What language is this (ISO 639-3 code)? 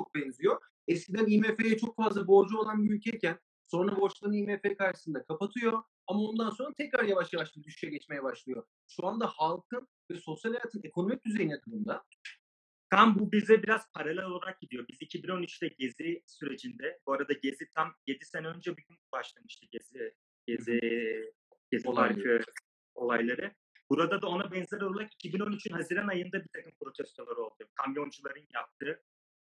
tur